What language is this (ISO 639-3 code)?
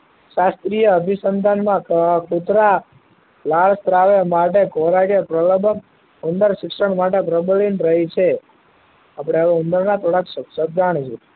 guj